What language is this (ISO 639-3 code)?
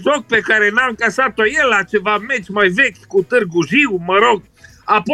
ron